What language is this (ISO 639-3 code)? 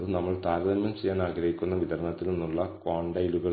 mal